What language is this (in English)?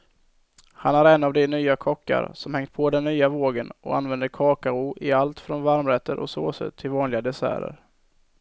Swedish